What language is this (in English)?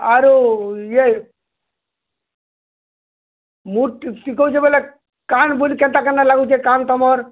Odia